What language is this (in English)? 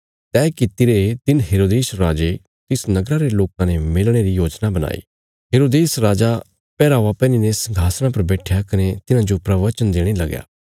Bilaspuri